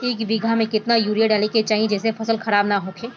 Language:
Bhojpuri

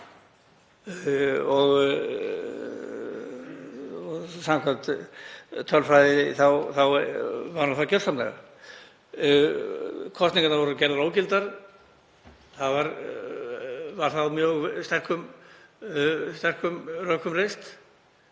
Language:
Icelandic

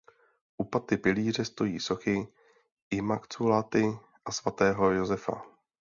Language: Czech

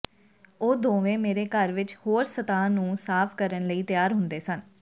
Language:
Punjabi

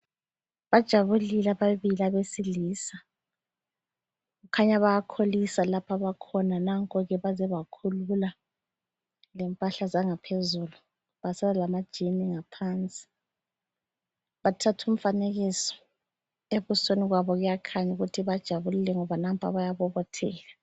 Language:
North Ndebele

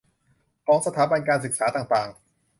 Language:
Thai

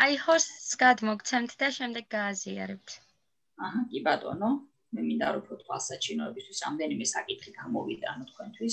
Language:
Italian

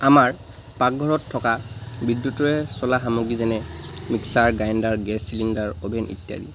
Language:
Assamese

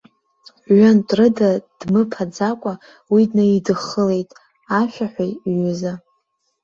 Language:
Abkhazian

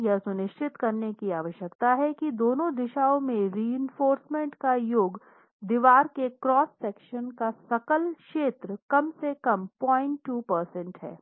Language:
Hindi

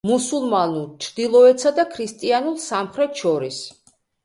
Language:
Georgian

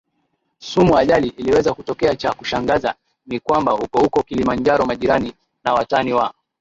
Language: Swahili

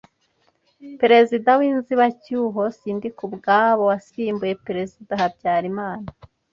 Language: Kinyarwanda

